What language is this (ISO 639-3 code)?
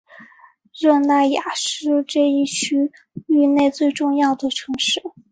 zho